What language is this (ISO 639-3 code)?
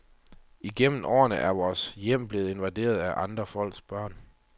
dan